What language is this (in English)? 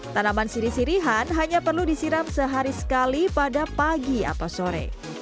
Indonesian